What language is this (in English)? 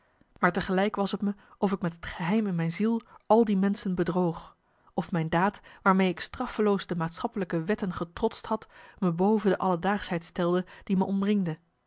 Dutch